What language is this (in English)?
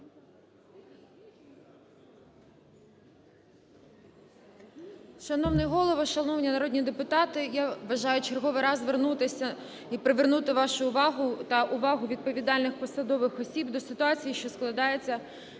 Ukrainian